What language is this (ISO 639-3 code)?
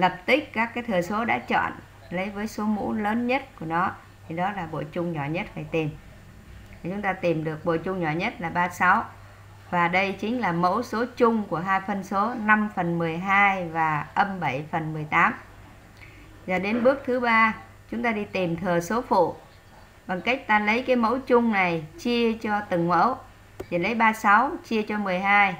vie